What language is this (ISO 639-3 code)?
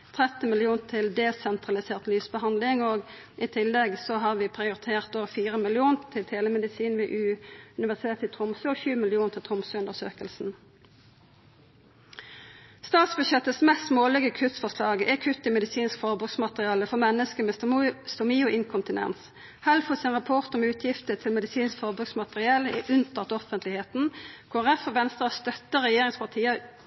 nno